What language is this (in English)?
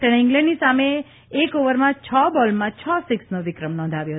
Gujarati